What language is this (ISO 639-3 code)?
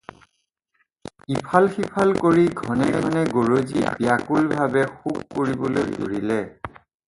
asm